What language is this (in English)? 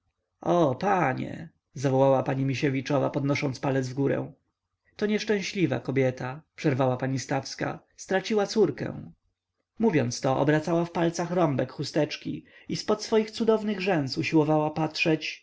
Polish